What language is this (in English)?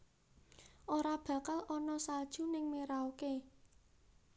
Javanese